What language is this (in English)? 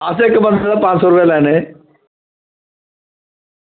Dogri